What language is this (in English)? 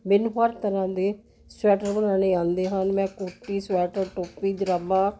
Punjabi